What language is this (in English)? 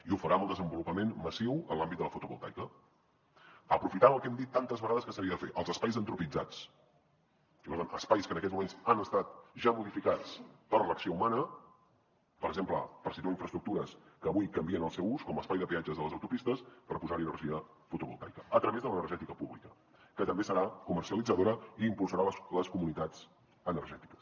Catalan